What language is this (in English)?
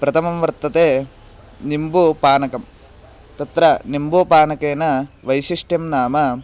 Sanskrit